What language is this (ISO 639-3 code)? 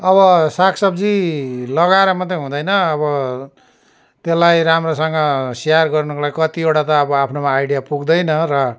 nep